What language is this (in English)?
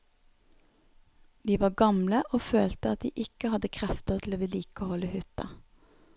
Norwegian